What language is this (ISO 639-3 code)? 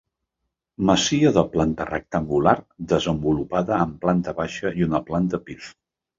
cat